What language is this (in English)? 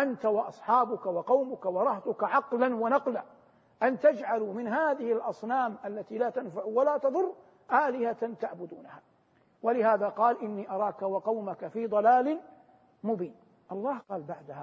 Arabic